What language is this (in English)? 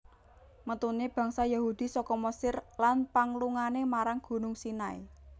Javanese